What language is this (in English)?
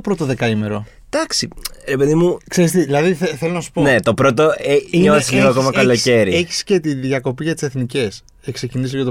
Greek